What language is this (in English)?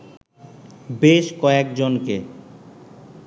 Bangla